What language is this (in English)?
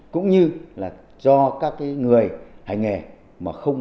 Vietnamese